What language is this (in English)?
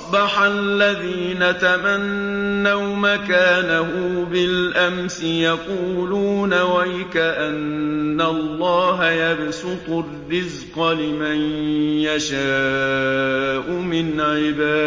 Arabic